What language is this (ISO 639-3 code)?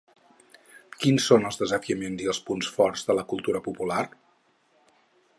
cat